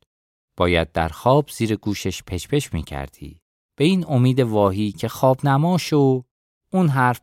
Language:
Persian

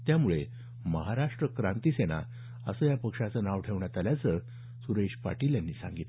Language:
Marathi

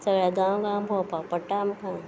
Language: Konkani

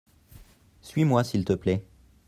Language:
French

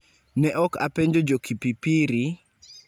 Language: Luo (Kenya and Tanzania)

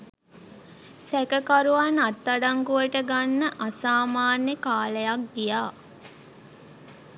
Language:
Sinhala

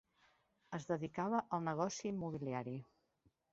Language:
Catalan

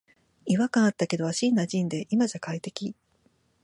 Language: Japanese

